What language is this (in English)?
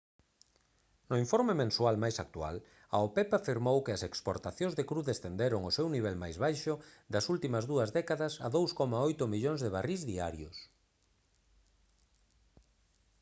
Galician